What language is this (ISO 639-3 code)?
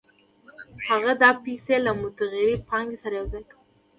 pus